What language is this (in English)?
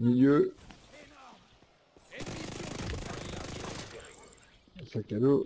French